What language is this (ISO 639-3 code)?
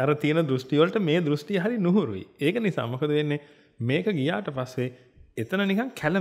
ind